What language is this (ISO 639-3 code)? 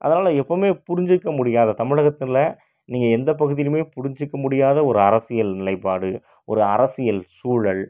tam